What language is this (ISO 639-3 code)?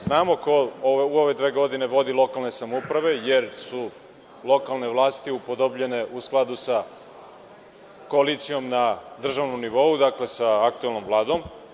srp